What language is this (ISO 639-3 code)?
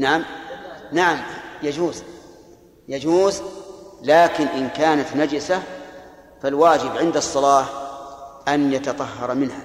ara